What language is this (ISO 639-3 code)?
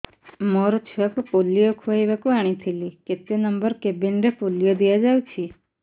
ori